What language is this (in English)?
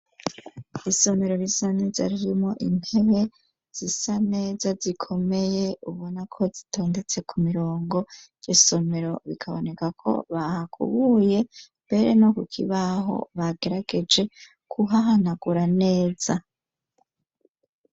Rundi